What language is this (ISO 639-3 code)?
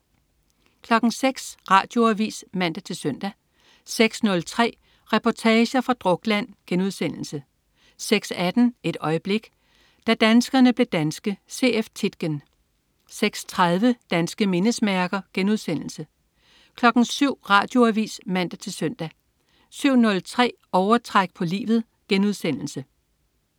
dan